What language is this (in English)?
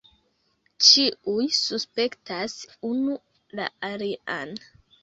Esperanto